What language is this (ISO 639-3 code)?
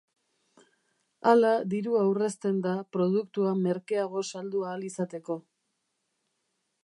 eus